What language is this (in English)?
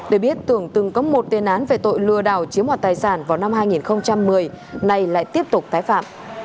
Vietnamese